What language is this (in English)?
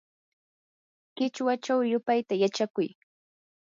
Yanahuanca Pasco Quechua